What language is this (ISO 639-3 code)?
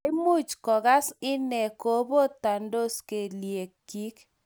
kln